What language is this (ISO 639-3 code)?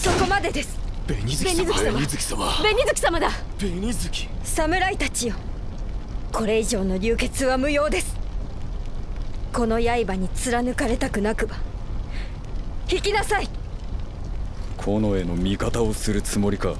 jpn